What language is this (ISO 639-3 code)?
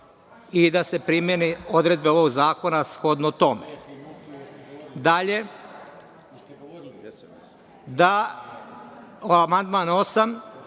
srp